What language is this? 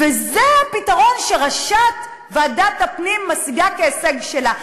Hebrew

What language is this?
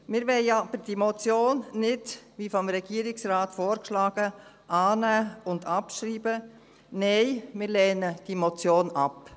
Swiss German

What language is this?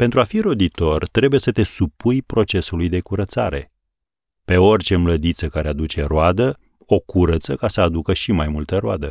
Romanian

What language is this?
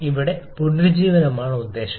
Malayalam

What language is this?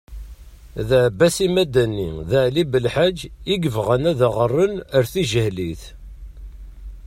Kabyle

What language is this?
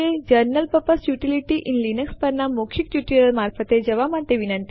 Gujarati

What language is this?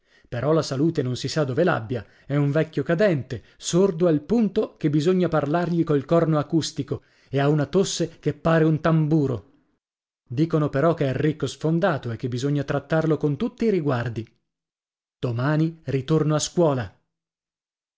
Italian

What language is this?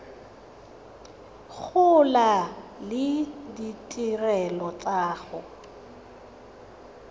Tswana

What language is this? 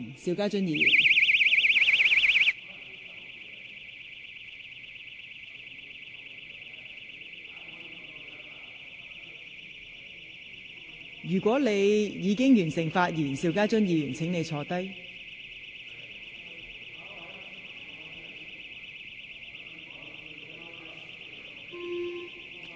Cantonese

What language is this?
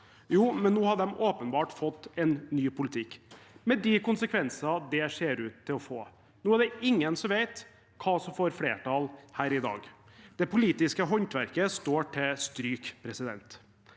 Norwegian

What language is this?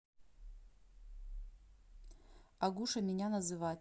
Russian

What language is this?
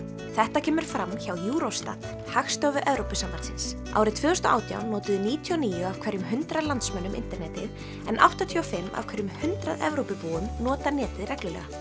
Icelandic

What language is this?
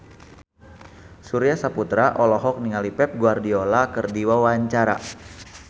Sundanese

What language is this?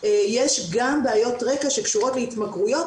Hebrew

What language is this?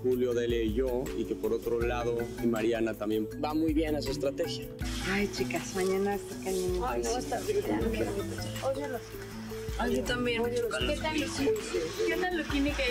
Spanish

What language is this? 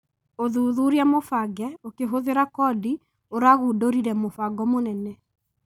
Kikuyu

